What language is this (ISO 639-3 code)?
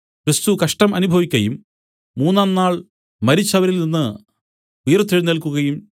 mal